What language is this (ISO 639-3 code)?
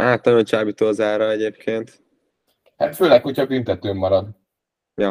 hun